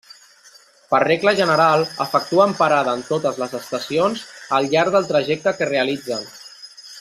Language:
Catalan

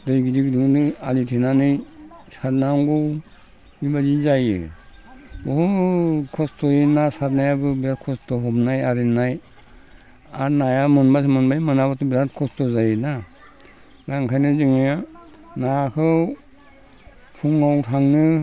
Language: Bodo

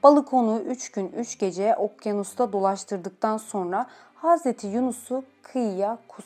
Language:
Turkish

